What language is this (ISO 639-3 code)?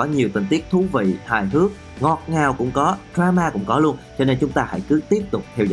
vie